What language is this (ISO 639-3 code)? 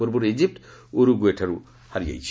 ori